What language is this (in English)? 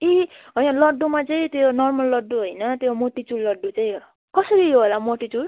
Nepali